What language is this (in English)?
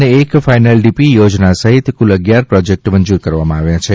Gujarati